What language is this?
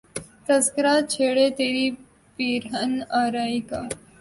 Urdu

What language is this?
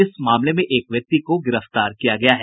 Hindi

